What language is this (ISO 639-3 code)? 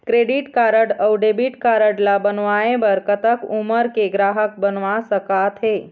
hne